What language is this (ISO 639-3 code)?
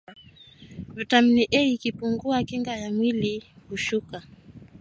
swa